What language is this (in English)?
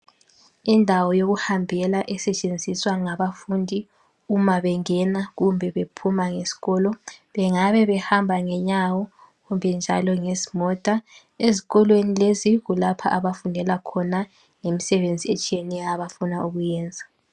North Ndebele